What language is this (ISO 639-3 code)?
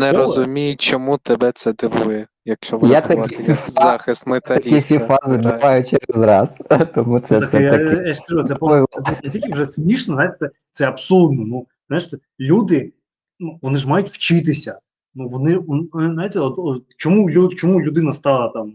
ukr